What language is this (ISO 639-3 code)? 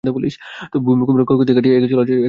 ben